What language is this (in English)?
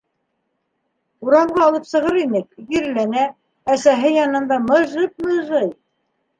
Bashkir